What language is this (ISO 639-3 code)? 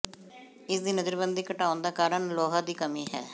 pan